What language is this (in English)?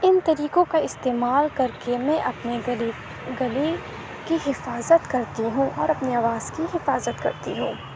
Urdu